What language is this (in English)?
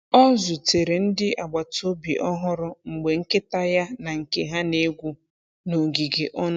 Igbo